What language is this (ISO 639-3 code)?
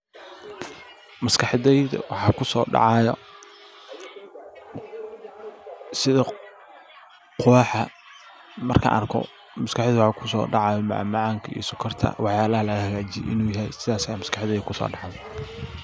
som